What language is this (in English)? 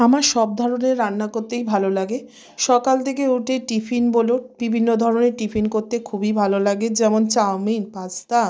Bangla